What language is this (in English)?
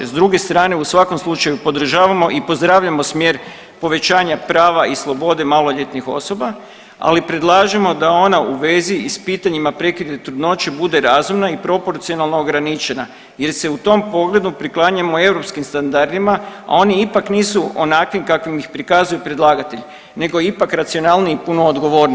Croatian